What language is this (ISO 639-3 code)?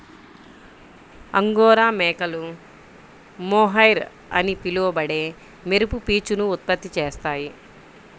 tel